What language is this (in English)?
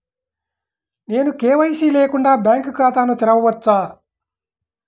Telugu